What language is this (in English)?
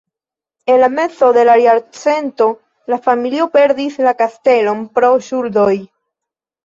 Esperanto